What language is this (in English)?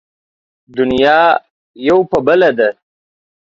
Pashto